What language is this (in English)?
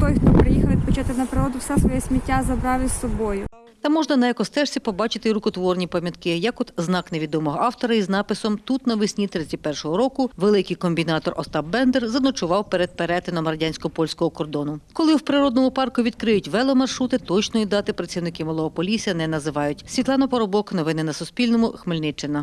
Ukrainian